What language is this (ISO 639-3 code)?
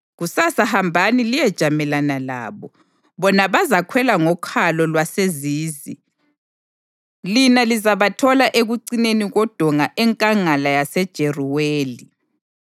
nde